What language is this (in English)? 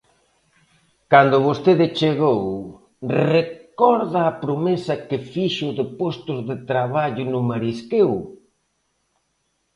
Galician